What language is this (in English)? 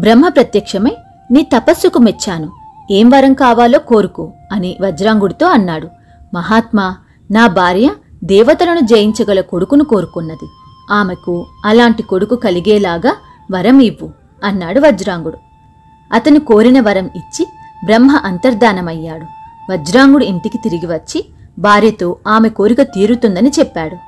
Telugu